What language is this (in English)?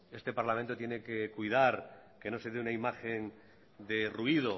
Spanish